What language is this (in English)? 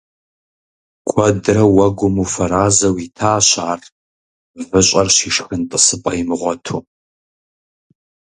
Kabardian